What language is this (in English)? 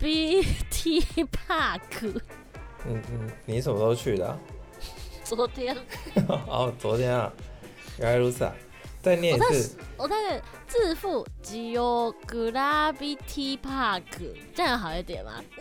Chinese